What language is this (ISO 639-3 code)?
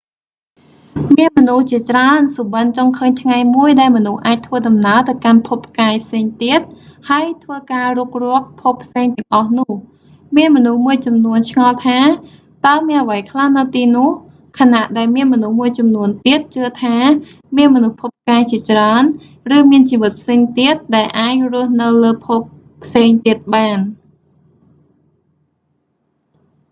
khm